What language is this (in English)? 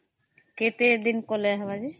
Odia